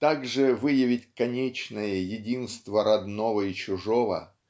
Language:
Russian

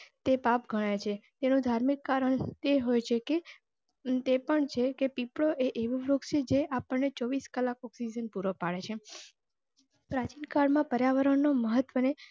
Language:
Gujarati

